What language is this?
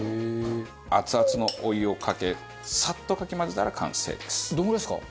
Japanese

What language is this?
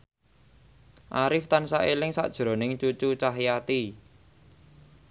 Javanese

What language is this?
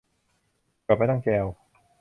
Thai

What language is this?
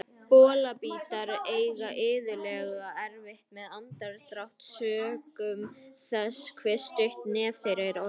Icelandic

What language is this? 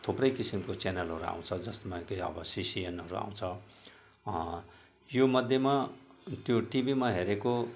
Nepali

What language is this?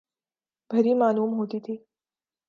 Urdu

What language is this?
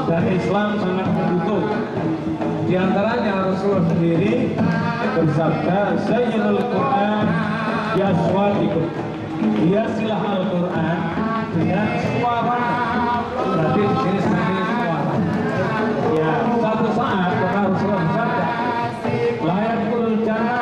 Indonesian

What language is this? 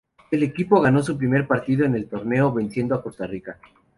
Spanish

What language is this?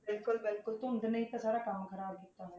Punjabi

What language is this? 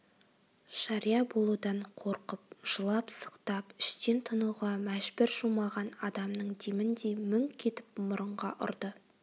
Kazakh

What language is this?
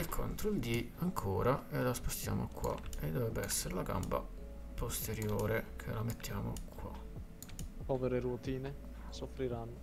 Italian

